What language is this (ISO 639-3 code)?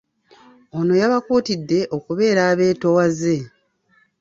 lug